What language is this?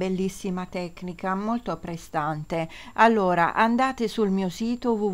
Italian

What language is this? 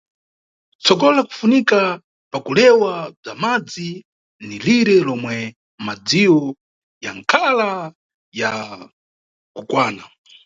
Nyungwe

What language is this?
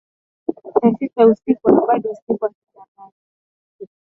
Swahili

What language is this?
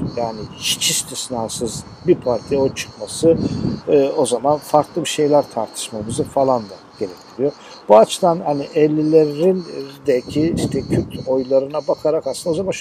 Turkish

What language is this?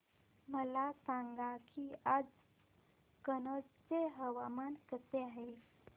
Marathi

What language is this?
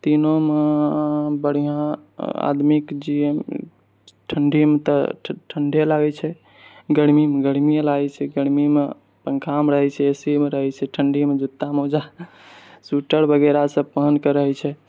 Maithili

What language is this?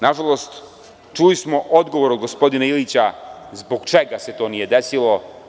Serbian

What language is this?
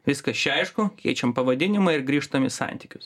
Lithuanian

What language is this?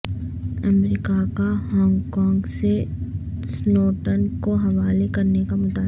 Urdu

